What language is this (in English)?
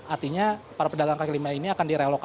Indonesian